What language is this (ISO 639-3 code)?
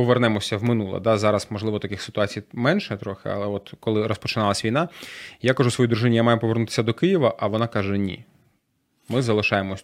ukr